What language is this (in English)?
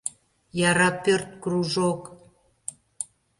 Mari